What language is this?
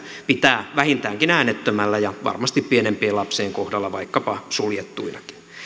Finnish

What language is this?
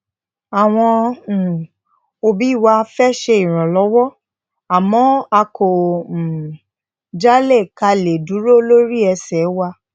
Yoruba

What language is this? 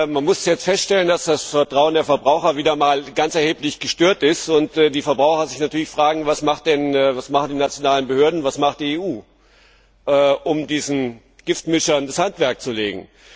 German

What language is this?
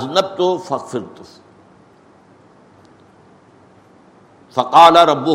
Urdu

